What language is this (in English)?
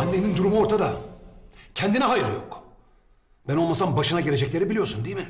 Turkish